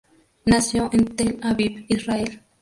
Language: Spanish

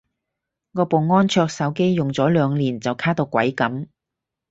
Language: Cantonese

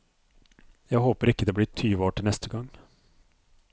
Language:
Norwegian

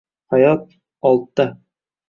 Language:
Uzbek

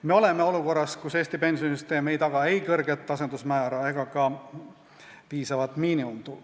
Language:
Estonian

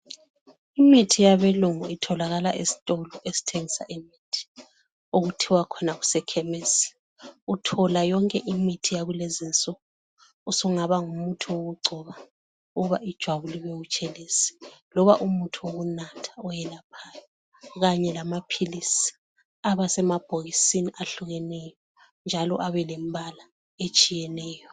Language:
North Ndebele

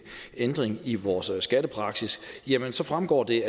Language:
Danish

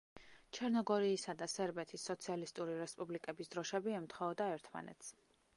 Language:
Georgian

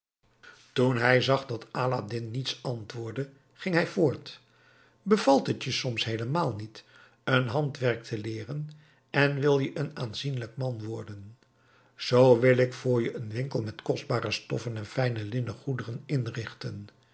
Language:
Dutch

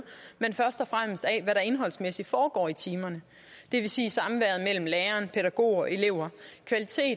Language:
Danish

